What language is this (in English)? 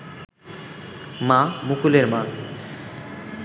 Bangla